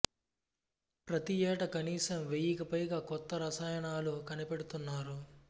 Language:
Telugu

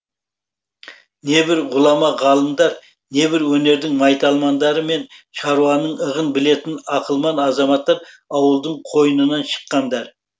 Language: Kazakh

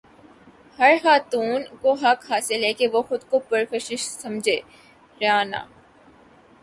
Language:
Urdu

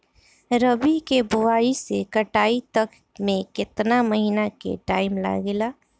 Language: Bhojpuri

